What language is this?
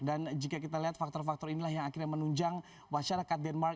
Indonesian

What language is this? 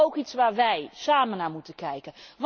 Dutch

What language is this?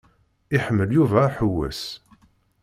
Kabyle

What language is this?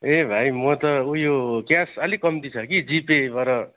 Nepali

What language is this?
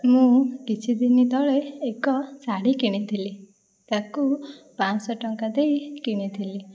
Odia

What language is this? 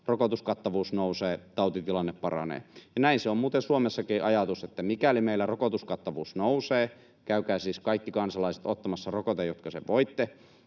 Finnish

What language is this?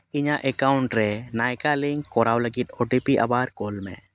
Santali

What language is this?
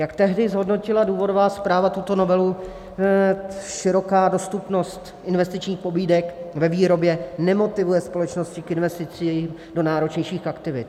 Czech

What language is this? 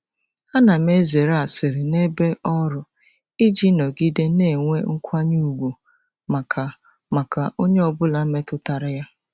Igbo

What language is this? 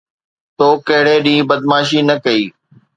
Sindhi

